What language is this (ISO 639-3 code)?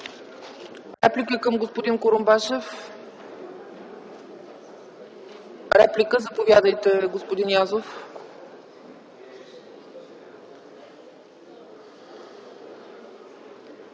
bul